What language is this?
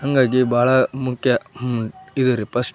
Kannada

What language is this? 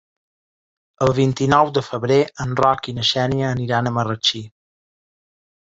Catalan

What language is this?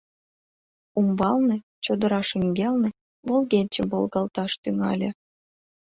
Mari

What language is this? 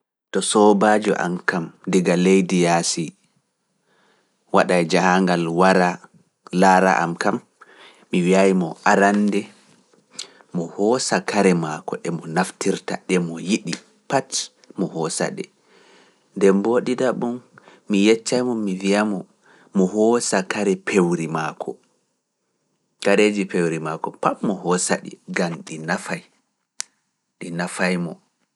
Fula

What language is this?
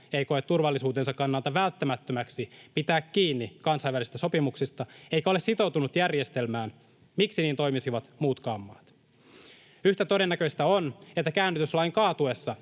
Finnish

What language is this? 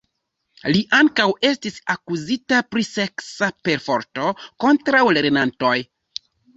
Esperanto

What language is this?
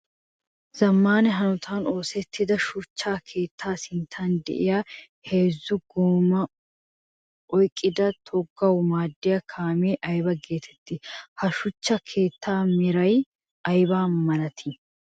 Wolaytta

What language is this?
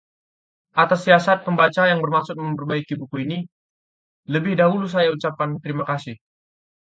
Indonesian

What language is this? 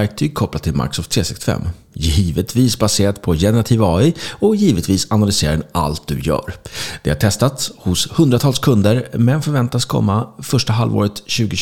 Swedish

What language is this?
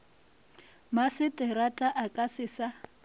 Northern Sotho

